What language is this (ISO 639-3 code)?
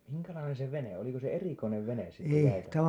fin